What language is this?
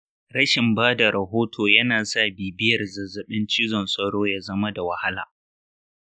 Hausa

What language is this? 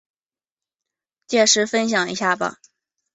Chinese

